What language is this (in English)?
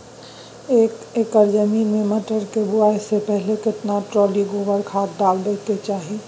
Maithili